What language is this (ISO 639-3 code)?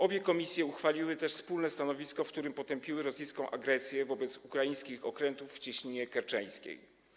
pol